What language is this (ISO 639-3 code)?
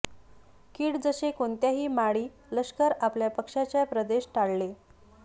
mar